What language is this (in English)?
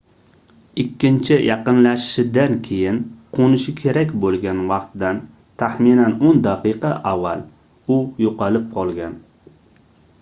Uzbek